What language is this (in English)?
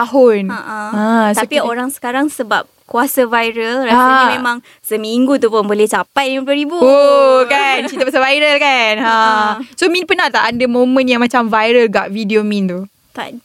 Malay